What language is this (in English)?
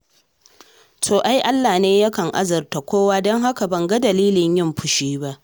Hausa